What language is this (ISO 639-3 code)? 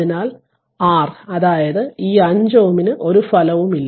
mal